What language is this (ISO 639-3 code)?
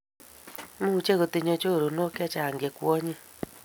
kln